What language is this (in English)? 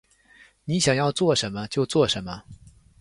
Chinese